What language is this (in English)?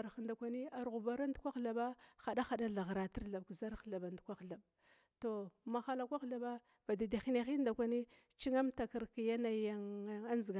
Glavda